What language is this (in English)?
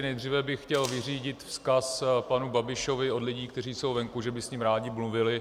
Czech